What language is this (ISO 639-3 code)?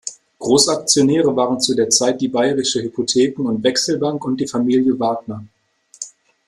deu